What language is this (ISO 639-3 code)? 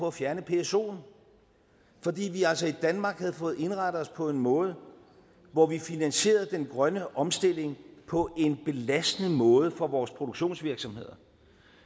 dan